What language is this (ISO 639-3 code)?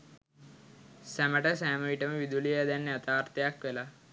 sin